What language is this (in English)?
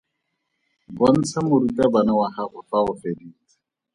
Tswana